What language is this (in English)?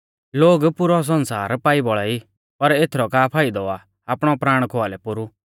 Mahasu Pahari